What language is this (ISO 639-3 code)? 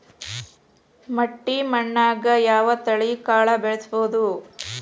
kan